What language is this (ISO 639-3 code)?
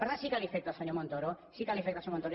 cat